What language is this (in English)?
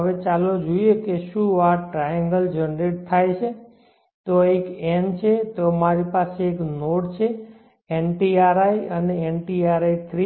Gujarati